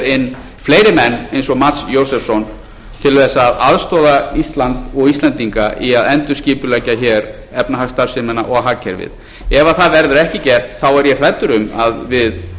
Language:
Icelandic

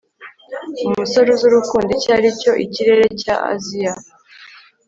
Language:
Kinyarwanda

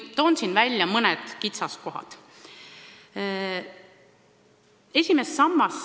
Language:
Estonian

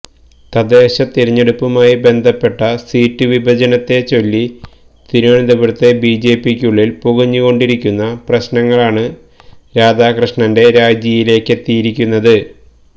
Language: Malayalam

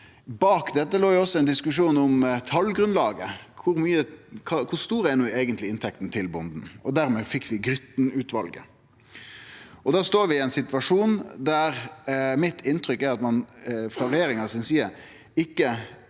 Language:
Norwegian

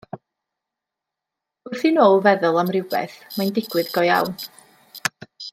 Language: Welsh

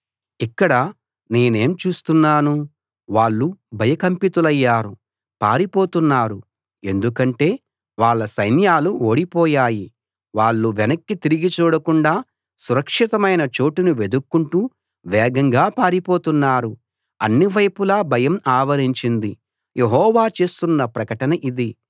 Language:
Telugu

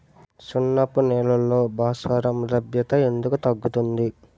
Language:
Telugu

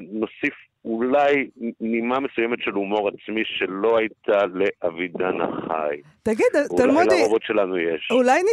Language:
Hebrew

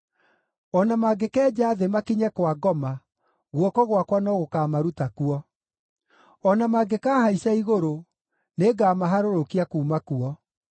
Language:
Kikuyu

